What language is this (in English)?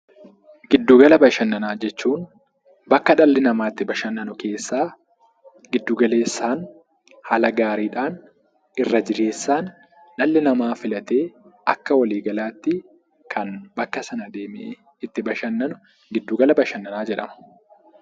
Oromo